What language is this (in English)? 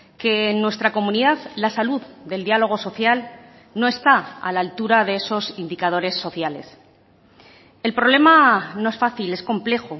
Spanish